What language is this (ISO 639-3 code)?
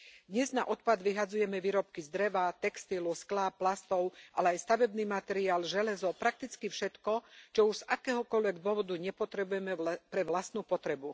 slk